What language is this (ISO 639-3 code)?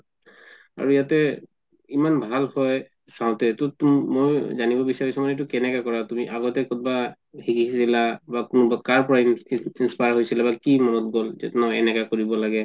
asm